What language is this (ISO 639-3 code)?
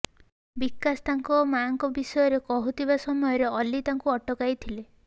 ori